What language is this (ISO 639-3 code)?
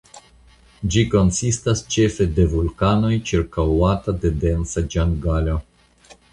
epo